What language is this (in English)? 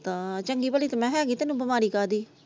Punjabi